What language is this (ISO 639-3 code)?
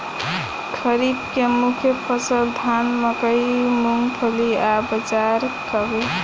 bho